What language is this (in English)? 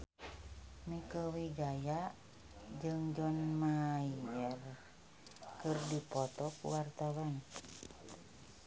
Sundanese